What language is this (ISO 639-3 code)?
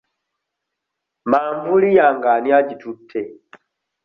lug